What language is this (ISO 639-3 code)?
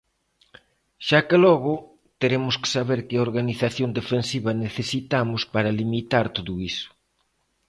glg